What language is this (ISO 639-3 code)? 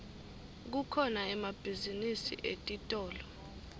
ssw